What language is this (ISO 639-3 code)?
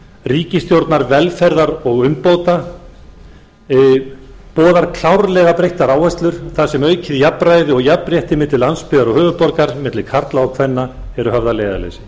isl